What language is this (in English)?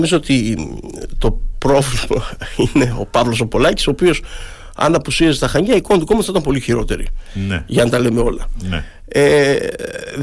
Greek